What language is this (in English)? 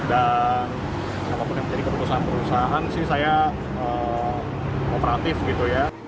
Indonesian